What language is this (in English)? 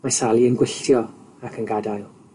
Welsh